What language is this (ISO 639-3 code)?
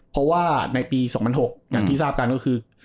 tha